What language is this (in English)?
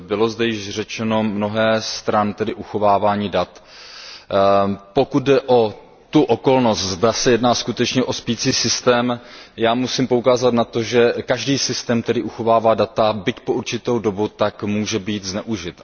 Czech